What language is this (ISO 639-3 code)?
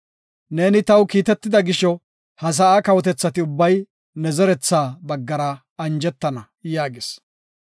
gof